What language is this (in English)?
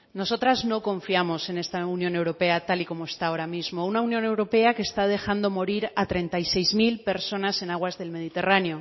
Spanish